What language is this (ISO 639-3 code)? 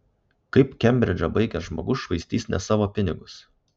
lit